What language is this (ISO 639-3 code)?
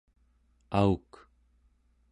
esu